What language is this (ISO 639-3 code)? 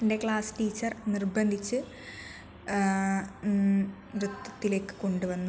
mal